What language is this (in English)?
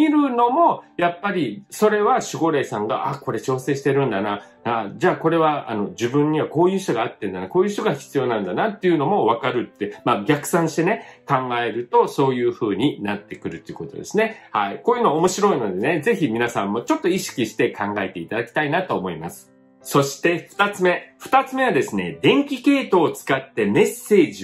Japanese